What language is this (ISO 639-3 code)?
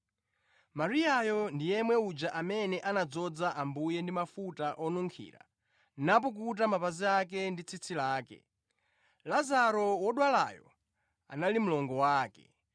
nya